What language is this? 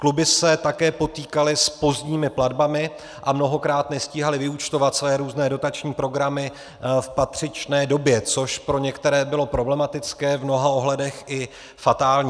Czech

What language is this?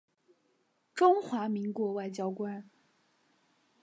Chinese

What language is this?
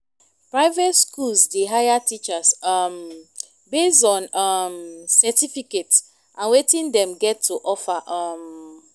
Nigerian Pidgin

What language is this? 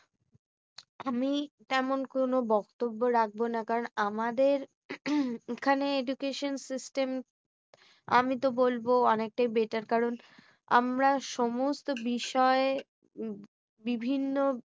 Bangla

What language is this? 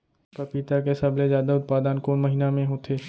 Chhattisgarhi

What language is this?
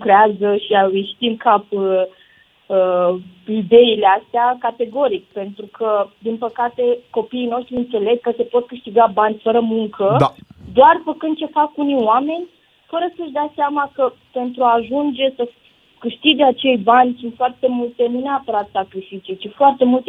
Romanian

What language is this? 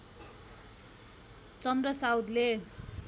Nepali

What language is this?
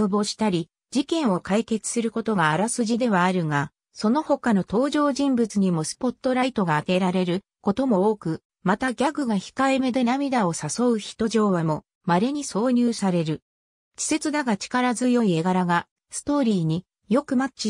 Japanese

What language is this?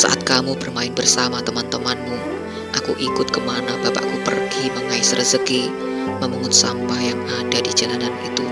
Indonesian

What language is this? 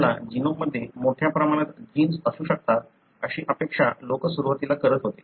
Marathi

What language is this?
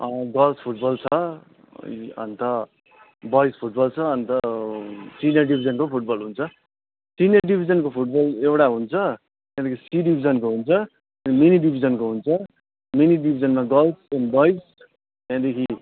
Nepali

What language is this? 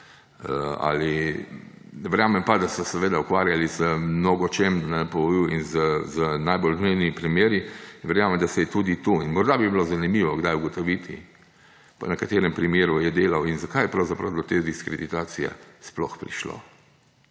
Slovenian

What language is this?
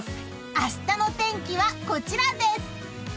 Japanese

